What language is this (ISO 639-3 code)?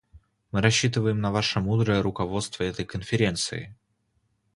rus